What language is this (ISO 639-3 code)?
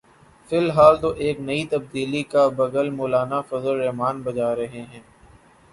urd